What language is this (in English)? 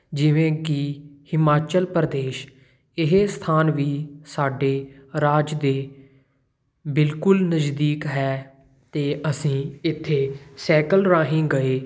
Punjabi